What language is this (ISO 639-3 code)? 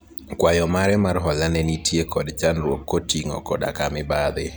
luo